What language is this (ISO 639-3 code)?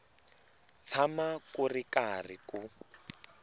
tso